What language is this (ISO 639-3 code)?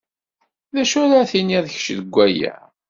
kab